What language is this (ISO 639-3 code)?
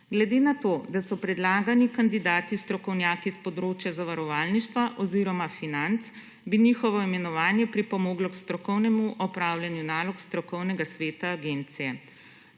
slv